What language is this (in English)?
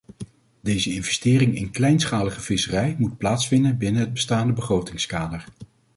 Dutch